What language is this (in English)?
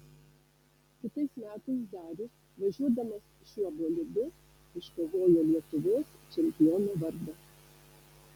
Lithuanian